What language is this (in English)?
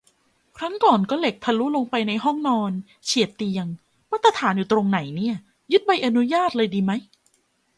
Thai